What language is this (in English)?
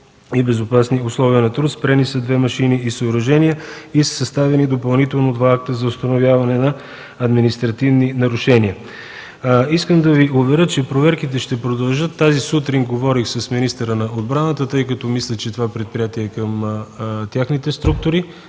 Bulgarian